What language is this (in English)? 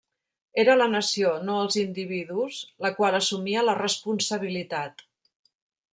Catalan